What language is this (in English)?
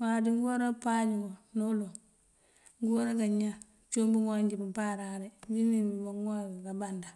Mandjak